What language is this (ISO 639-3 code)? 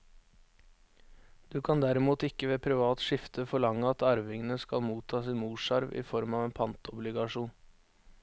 nor